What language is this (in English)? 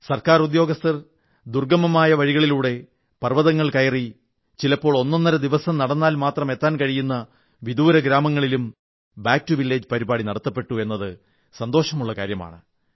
Malayalam